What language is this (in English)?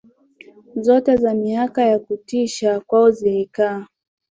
Swahili